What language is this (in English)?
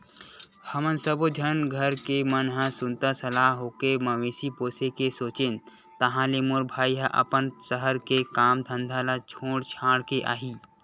Chhattisgarhi